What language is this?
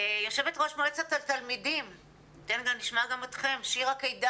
Hebrew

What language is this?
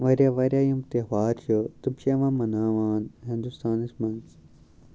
Kashmiri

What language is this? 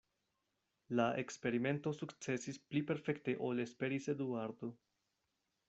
Esperanto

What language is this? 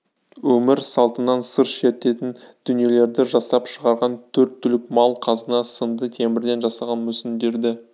Kazakh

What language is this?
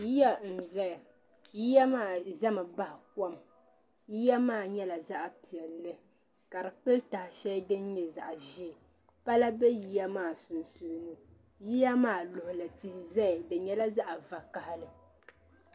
Dagbani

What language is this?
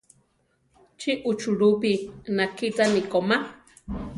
Central Tarahumara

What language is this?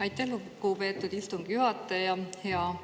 Estonian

